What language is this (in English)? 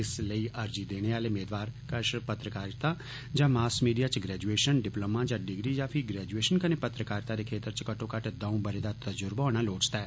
Dogri